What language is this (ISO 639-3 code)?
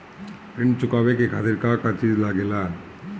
bho